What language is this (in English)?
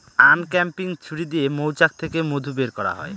Bangla